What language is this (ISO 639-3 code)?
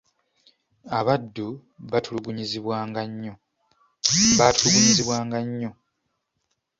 lug